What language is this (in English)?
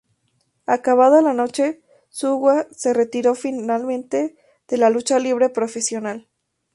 Spanish